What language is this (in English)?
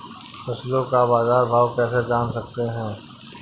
Hindi